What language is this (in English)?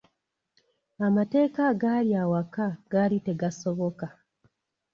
Ganda